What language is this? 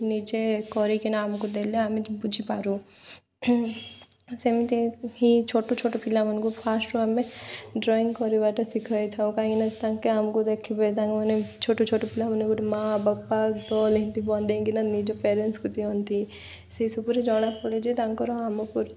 Odia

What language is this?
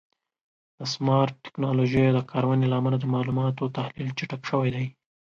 Pashto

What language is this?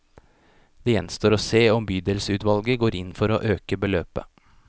Norwegian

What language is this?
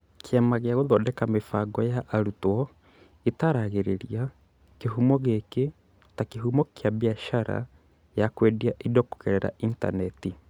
Kikuyu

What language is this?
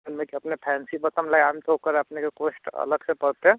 Maithili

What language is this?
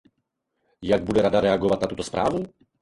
Czech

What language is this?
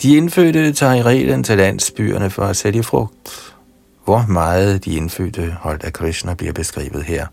Danish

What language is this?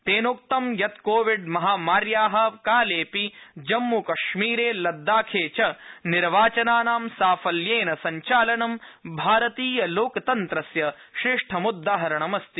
Sanskrit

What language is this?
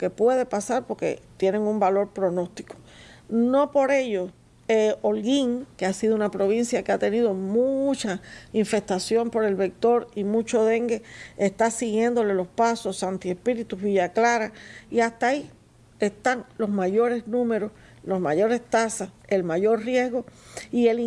Spanish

